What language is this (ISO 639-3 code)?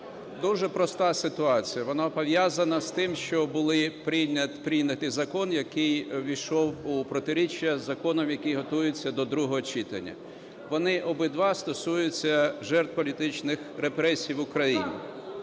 ukr